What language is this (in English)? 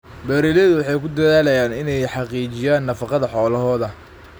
Somali